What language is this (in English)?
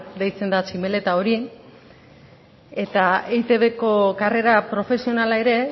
Basque